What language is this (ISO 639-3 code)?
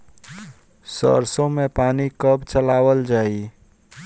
bho